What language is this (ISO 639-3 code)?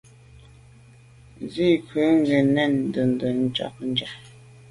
byv